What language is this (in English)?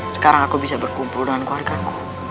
Indonesian